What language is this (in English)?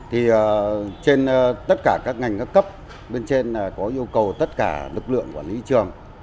Vietnamese